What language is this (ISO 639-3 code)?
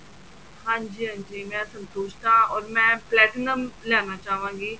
pan